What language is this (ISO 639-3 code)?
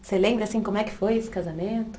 por